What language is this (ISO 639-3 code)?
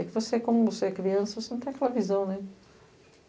por